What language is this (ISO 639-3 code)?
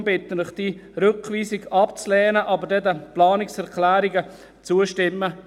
gsw